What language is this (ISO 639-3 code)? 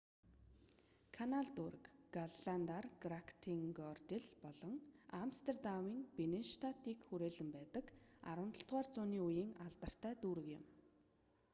mon